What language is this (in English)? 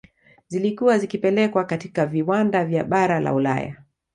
Swahili